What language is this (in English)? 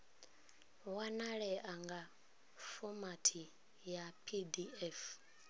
Venda